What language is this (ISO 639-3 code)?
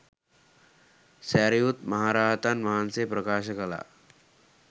sin